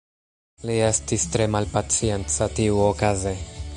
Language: Esperanto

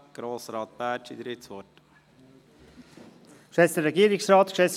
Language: Swiss German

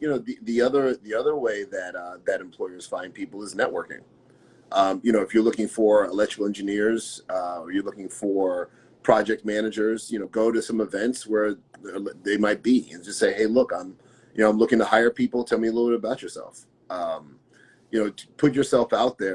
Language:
English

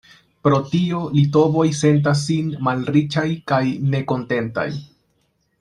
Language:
Esperanto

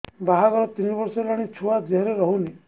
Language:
Odia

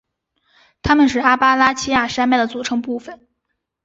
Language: Chinese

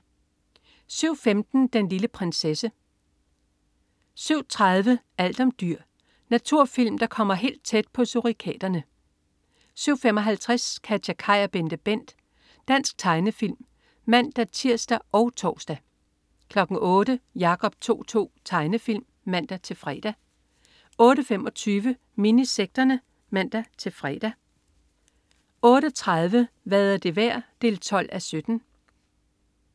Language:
Danish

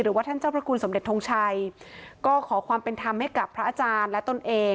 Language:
Thai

